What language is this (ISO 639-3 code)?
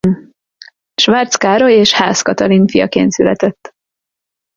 hun